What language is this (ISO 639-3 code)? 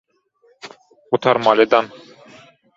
tuk